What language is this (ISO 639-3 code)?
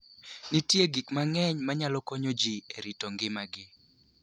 luo